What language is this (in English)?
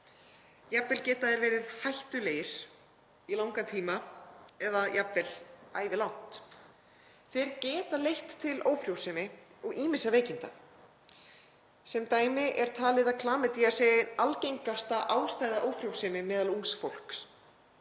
Icelandic